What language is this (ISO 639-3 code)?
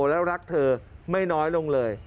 tha